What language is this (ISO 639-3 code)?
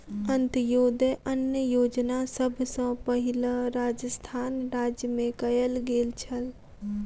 mai